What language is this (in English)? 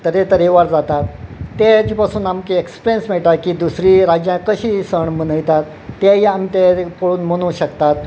Konkani